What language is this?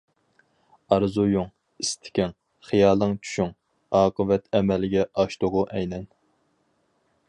Uyghur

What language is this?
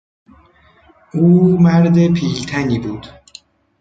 Persian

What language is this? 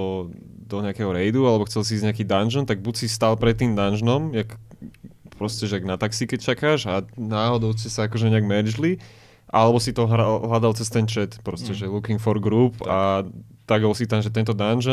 Slovak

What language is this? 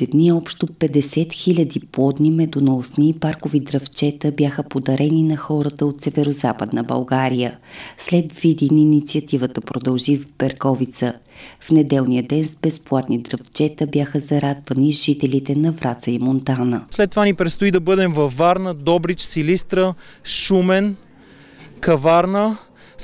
Bulgarian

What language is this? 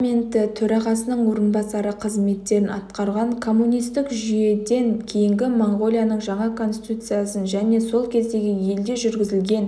Kazakh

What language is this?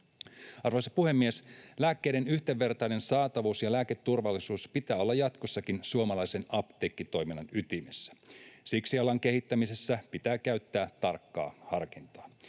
Finnish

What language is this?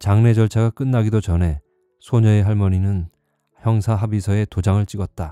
Korean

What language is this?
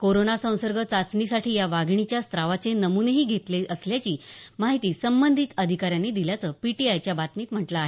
Marathi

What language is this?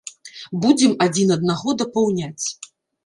Belarusian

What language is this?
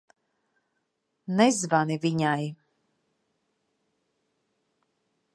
Latvian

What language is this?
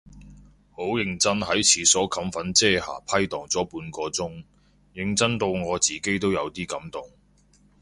Cantonese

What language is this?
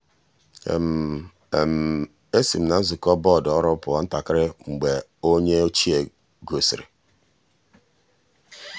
Igbo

